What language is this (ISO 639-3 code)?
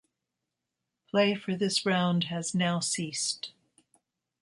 eng